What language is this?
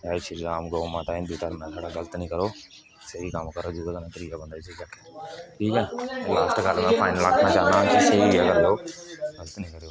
Dogri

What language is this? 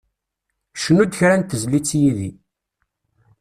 Kabyle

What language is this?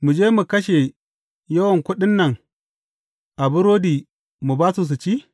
Hausa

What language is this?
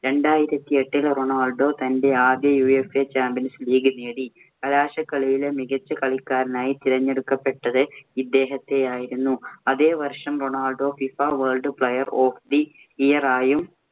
Malayalam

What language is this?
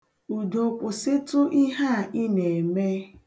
Igbo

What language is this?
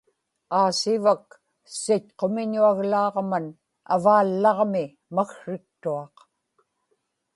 Inupiaq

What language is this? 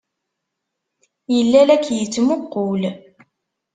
Kabyle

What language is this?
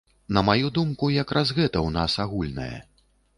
Belarusian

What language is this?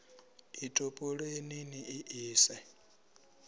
Venda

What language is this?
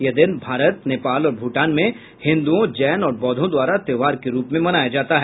Hindi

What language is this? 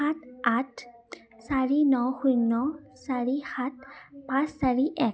Assamese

